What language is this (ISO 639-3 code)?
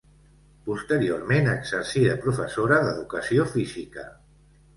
cat